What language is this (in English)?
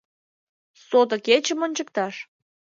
Mari